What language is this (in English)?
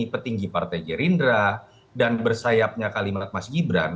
Indonesian